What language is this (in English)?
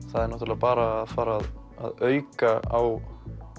Icelandic